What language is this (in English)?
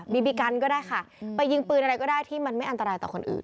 Thai